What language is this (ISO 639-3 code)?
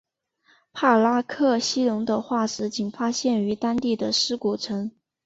zho